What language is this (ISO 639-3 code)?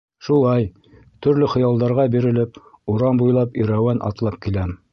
bak